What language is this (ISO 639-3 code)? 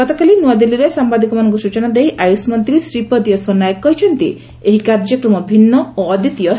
ori